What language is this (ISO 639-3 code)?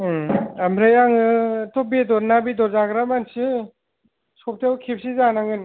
brx